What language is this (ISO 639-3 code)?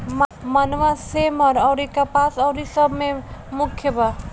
bho